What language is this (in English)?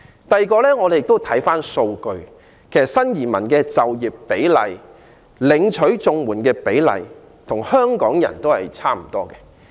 Cantonese